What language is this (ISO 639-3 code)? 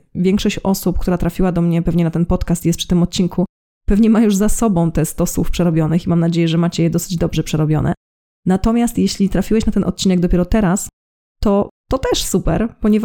pol